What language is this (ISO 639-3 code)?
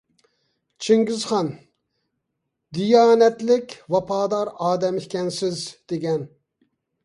uig